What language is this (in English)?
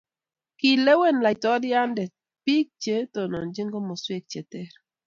Kalenjin